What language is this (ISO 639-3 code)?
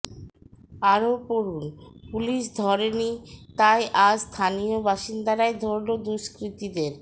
ben